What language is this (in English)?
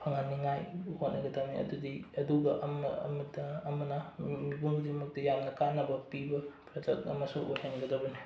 Manipuri